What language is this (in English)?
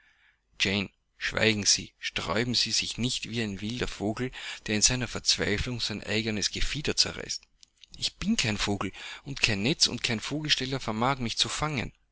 German